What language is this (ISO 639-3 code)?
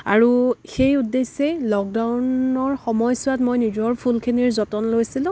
asm